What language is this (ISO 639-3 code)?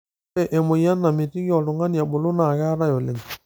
mas